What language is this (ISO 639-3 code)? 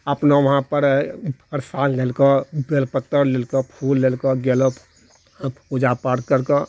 mai